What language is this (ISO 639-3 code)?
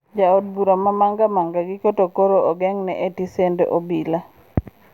luo